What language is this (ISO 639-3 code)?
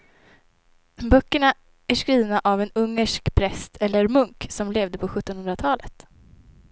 swe